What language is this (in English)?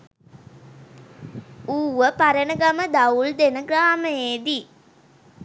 Sinhala